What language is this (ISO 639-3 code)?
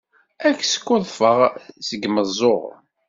kab